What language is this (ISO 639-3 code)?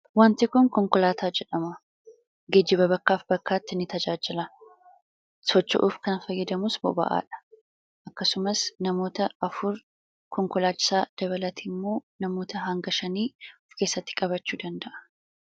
orm